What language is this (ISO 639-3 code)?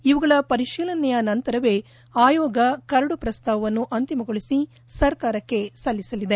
kan